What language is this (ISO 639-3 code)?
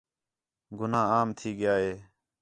xhe